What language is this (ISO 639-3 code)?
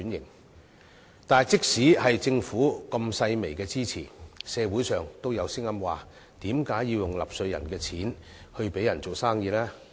yue